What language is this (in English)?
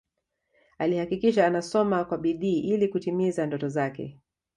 Swahili